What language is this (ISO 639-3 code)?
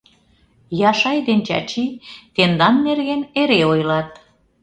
chm